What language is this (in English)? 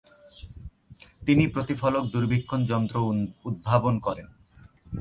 Bangla